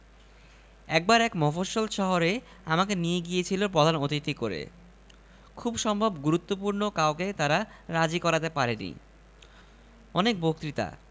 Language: Bangla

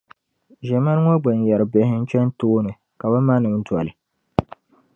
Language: Dagbani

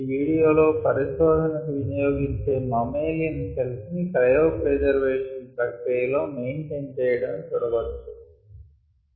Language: Telugu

